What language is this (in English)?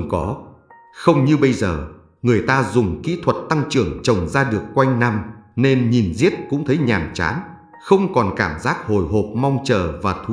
Vietnamese